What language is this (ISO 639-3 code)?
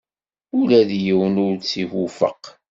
kab